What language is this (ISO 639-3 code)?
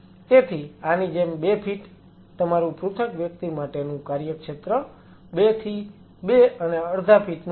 guj